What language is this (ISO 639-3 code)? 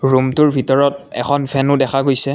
asm